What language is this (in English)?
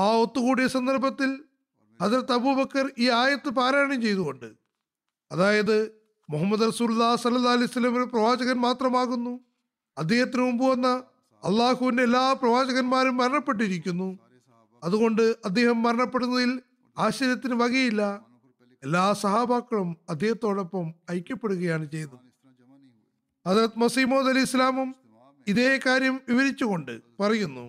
Malayalam